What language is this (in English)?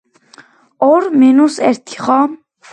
Georgian